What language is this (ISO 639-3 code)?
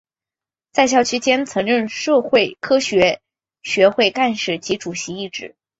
zho